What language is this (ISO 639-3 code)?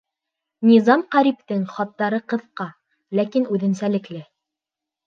bak